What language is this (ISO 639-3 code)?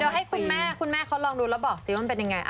tha